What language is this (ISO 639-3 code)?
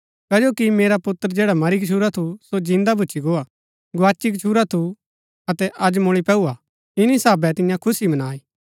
gbk